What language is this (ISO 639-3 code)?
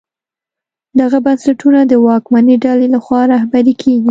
pus